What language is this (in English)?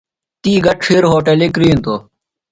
Phalura